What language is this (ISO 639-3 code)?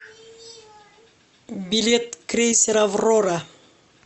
rus